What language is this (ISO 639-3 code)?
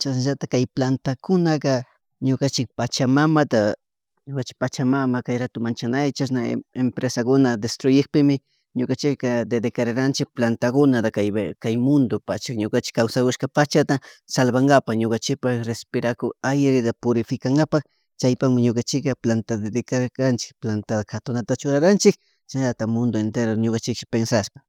qug